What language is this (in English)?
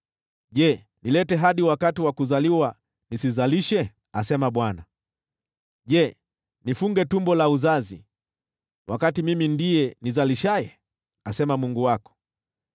Swahili